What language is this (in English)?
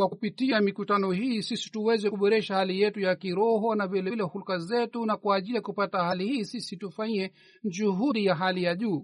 Swahili